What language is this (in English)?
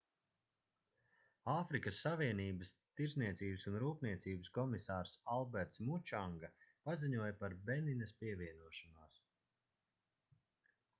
Latvian